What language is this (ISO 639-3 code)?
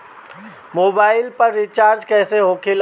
bho